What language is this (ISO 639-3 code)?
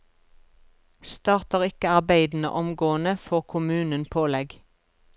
nor